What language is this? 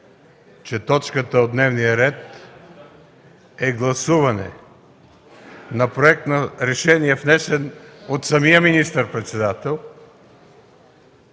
Bulgarian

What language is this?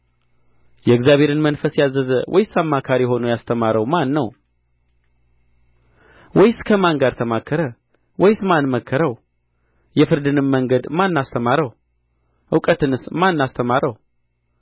Amharic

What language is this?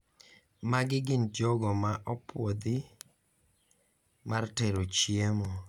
Luo (Kenya and Tanzania)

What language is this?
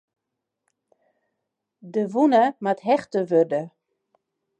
Western Frisian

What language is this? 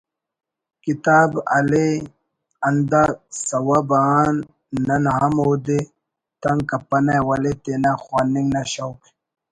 Brahui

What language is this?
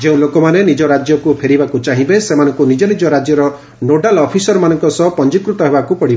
Odia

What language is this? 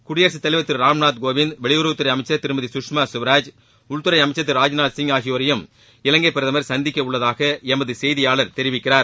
Tamil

